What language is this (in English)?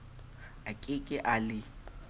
Southern Sotho